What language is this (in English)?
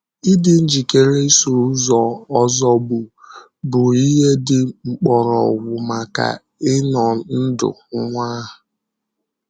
Igbo